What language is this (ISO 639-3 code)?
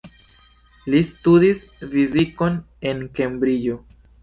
epo